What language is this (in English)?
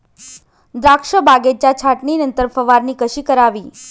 Marathi